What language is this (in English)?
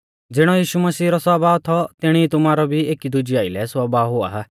Mahasu Pahari